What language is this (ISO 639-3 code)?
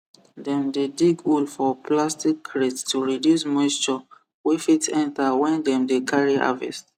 pcm